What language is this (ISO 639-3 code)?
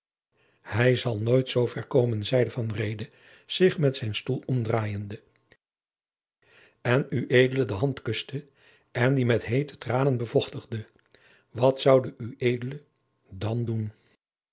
nld